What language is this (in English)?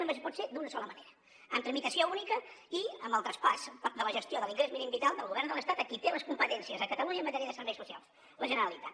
Catalan